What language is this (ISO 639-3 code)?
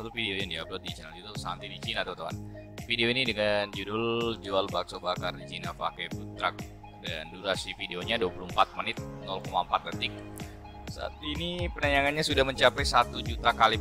ind